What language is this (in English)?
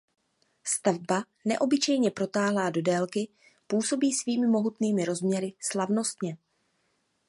Czech